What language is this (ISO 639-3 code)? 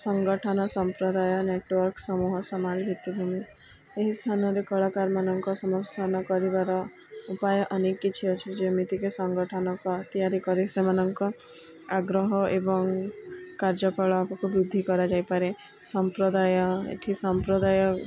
ori